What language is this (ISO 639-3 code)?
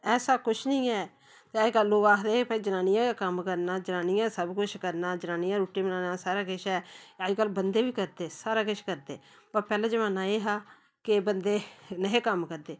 doi